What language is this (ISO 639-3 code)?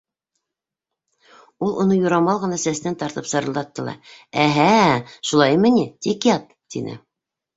bak